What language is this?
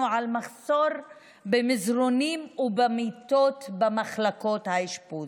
Hebrew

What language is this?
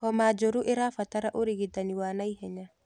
Kikuyu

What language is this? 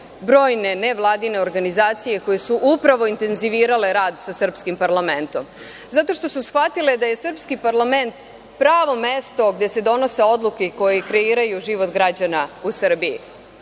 Serbian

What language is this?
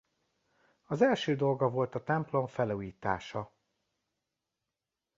Hungarian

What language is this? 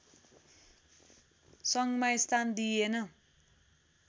Nepali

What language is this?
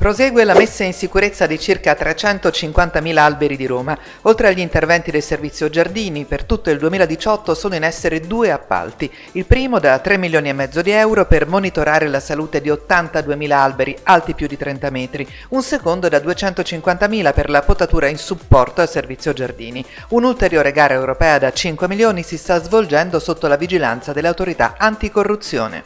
Italian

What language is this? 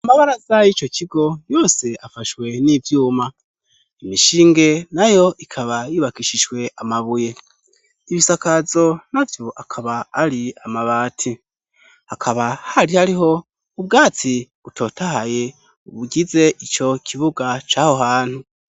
Rundi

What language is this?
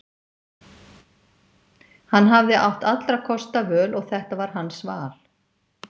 Icelandic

